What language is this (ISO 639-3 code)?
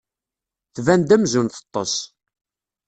kab